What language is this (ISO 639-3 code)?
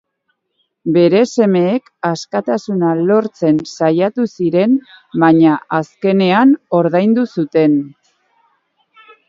eus